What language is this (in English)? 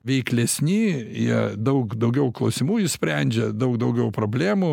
Lithuanian